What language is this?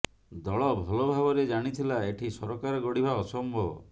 Odia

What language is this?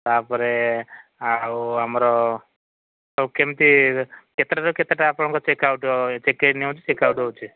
Odia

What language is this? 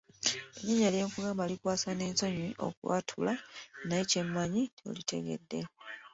Ganda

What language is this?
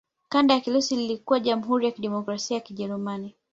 Swahili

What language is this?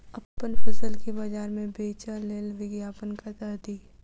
Maithili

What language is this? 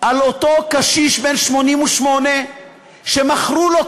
Hebrew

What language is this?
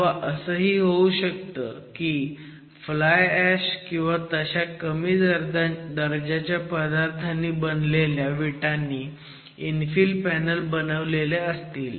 Marathi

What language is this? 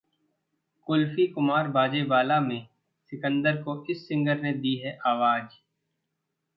Hindi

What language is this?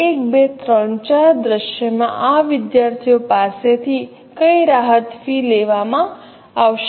Gujarati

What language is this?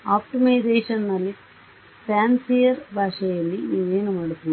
Kannada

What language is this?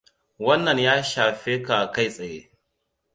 Hausa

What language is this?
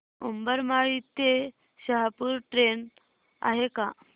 Marathi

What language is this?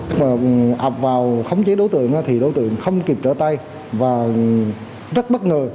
Vietnamese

